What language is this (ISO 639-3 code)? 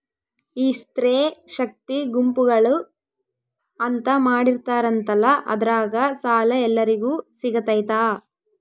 kan